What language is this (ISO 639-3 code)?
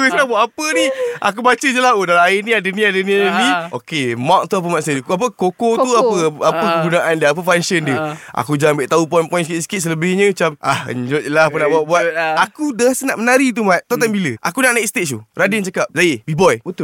msa